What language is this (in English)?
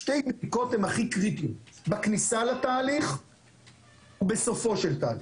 Hebrew